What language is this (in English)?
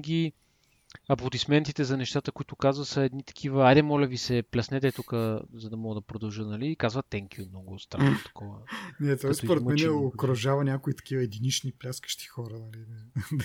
Bulgarian